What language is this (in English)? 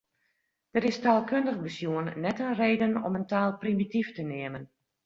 Western Frisian